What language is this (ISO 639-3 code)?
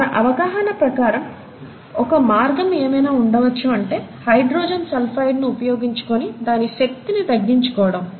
tel